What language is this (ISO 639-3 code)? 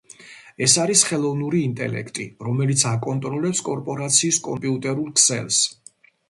kat